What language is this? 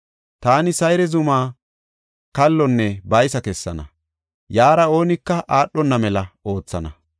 Gofa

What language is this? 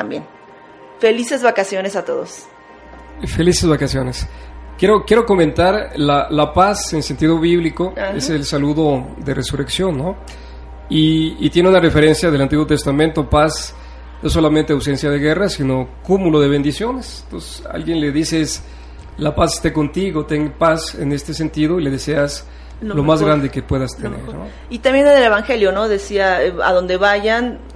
Spanish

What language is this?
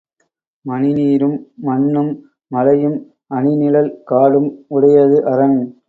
Tamil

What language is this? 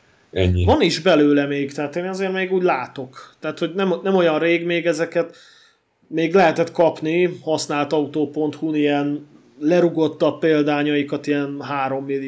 Hungarian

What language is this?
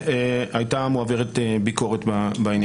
Hebrew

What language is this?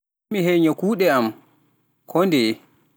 Pular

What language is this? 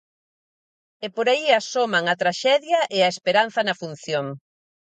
Galician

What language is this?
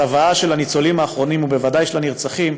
Hebrew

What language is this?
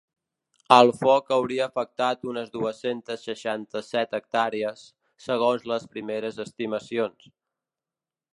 Catalan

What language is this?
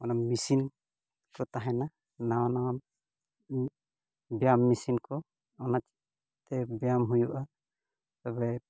Santali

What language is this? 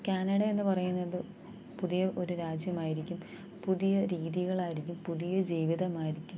Malayalam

